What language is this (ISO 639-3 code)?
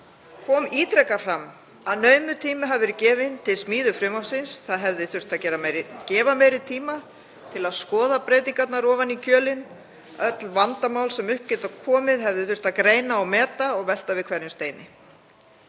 isl